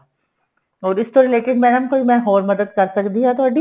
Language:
Punjabi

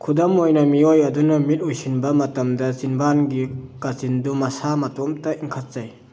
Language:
Manipuri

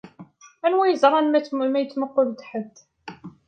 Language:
Kabyle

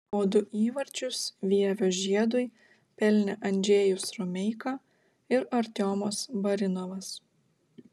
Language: Lithuanian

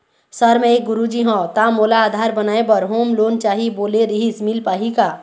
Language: Chhattisgarhi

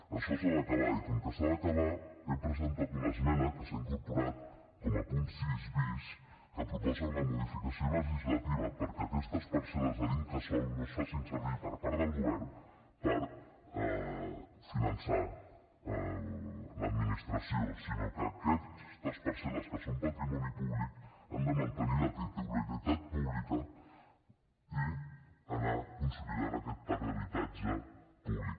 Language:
Catalan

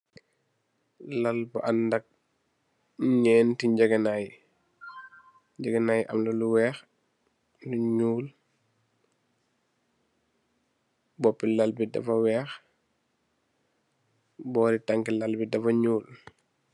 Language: Wolof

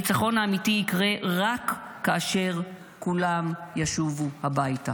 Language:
Hebrew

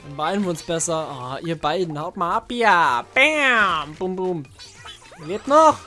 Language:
German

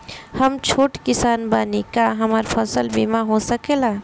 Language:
Bhojpuri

